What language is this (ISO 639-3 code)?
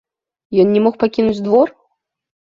bel